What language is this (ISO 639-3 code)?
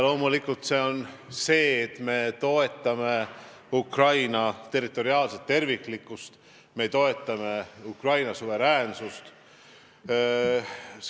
est